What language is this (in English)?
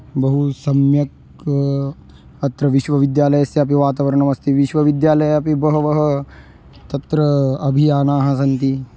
Sanskrit